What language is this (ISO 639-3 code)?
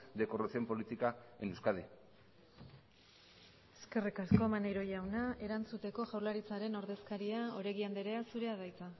eus